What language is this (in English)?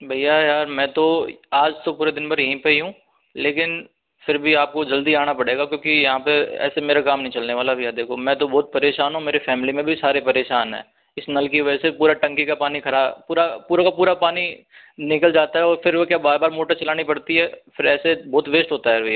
Hindi